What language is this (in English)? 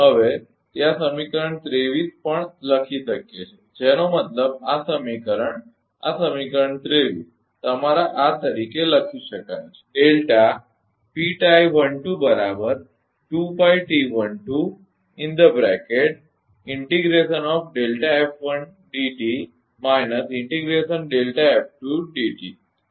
Gujarati